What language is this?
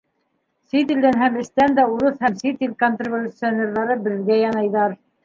Bashkir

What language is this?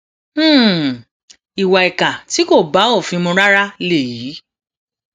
Yoruba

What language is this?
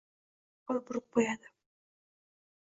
Uzbek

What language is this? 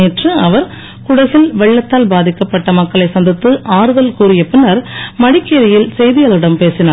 Tamil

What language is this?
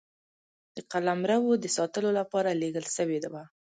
Pashto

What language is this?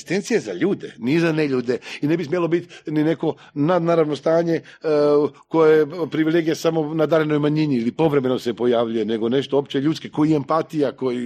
Croatian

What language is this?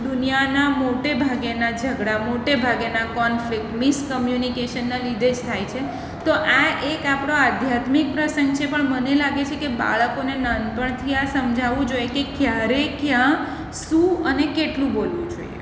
Gujarati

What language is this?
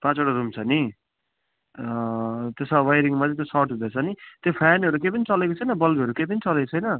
Nepali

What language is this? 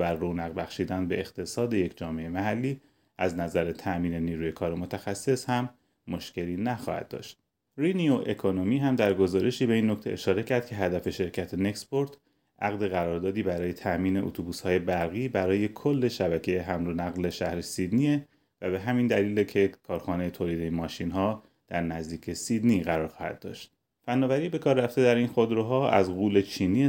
Persian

